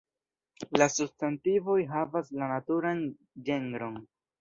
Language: Esperanto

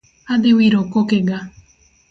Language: Luo (Kenya and Tanzania)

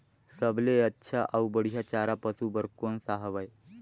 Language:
Chhattisgarhi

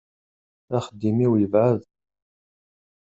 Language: Kabyle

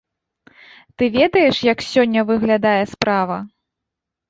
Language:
Belarusian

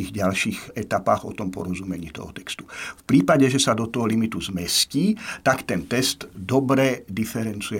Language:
Slovak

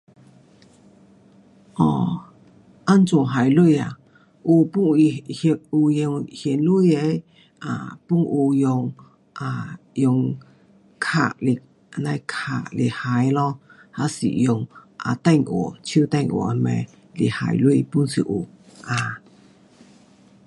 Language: Pu-Xian Chinese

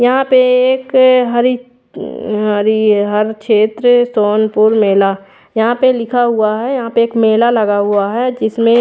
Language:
Hindi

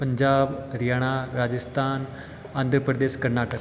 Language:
Hindi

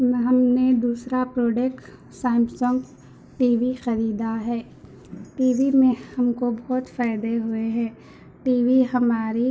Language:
Urdu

